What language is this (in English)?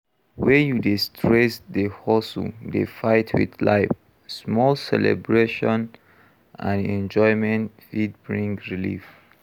Nigerian Pidgin